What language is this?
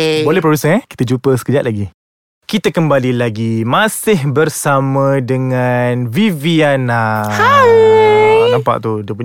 Malay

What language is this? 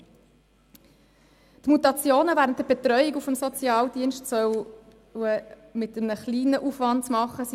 Swiss German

